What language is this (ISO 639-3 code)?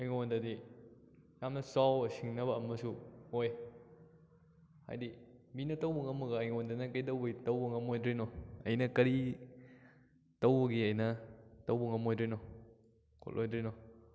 mni